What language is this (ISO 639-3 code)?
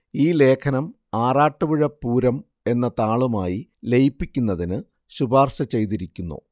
mal